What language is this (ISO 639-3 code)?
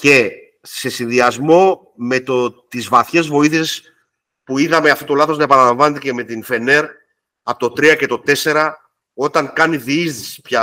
ell